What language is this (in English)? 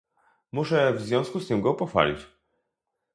Polish